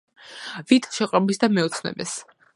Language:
Georgian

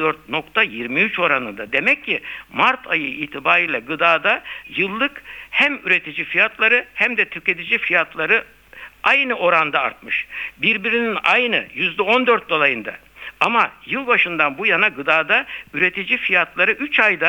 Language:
Turkish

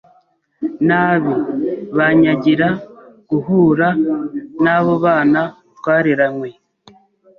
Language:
Kinyarwanda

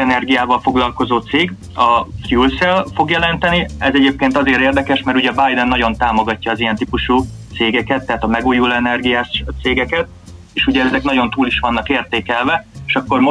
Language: Hungarian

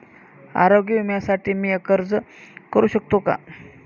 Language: Marathi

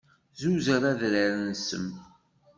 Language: Kabyle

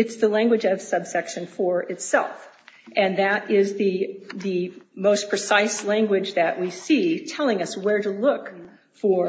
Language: English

